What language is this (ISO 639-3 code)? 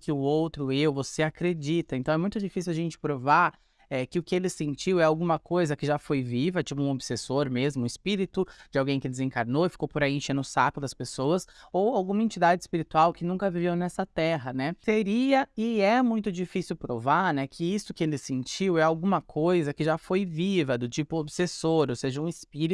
por